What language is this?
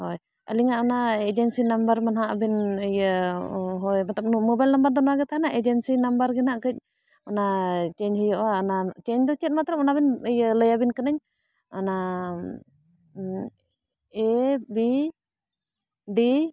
Santali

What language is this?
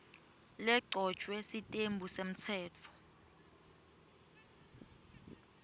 Swati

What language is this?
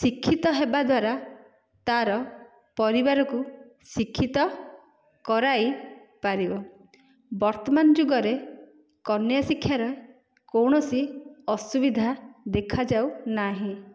Odia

